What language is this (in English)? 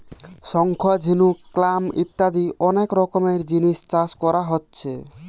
Bangla